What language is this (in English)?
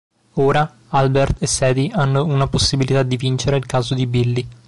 Italian